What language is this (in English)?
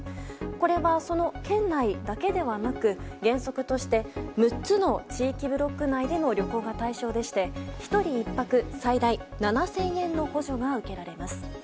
Japanese